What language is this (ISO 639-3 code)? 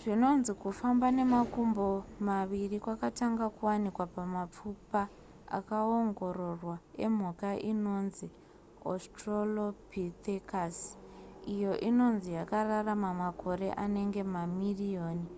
sna